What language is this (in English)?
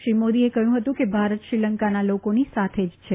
Gujarati